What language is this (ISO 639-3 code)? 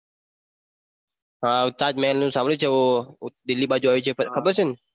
guj